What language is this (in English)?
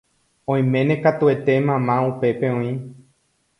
Guarani